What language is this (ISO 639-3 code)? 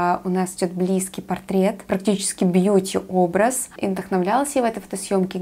rus